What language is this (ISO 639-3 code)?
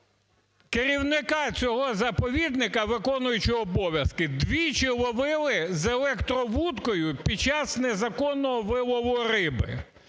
ukr